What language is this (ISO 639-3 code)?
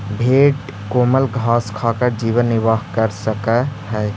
mag